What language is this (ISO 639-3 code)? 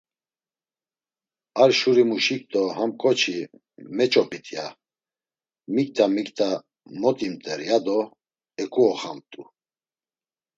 lzz